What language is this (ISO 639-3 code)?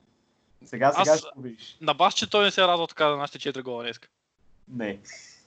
bul